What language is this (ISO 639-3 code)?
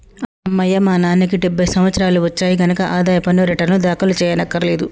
tel